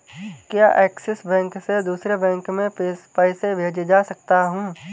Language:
Hindi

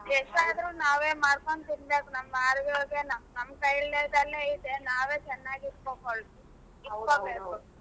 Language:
Kannada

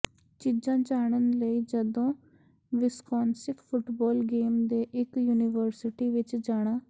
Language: Punjabi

